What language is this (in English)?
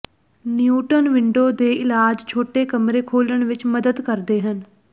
Punjabi